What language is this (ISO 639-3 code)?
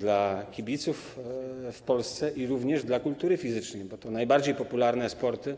pol